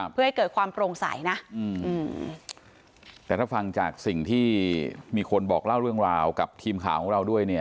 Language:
Thai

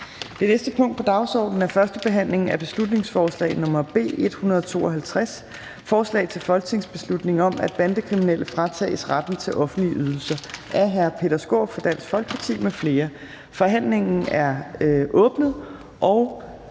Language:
Danish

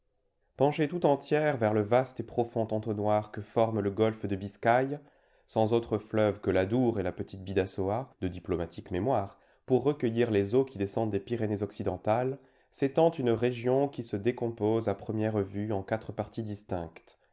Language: French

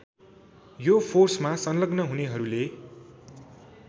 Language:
Nepali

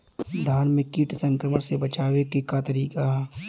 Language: Bhojpuri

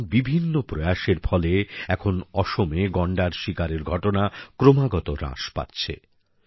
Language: Bangla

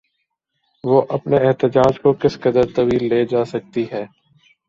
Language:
Urdu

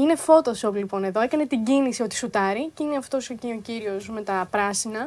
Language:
Greek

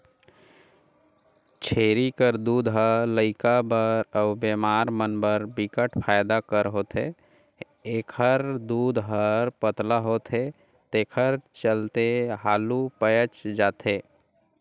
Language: Chhattisgarhi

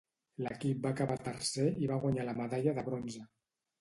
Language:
Catalan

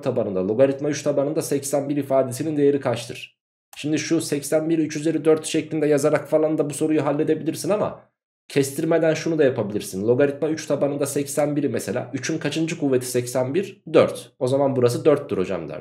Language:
Turkish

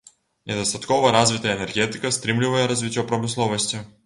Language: Belarusian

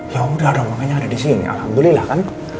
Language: Indonesian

